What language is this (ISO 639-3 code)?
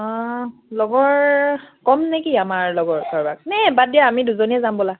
asm